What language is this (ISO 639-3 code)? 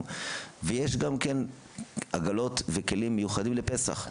heb